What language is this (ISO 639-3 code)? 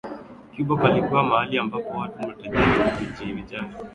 swa